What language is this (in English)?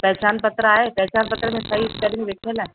Sindhi